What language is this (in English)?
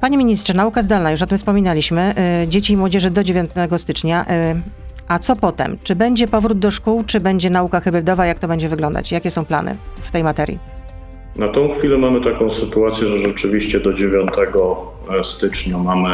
Polish